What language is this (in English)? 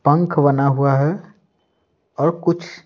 Hindi